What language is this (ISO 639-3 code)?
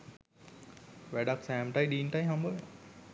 sin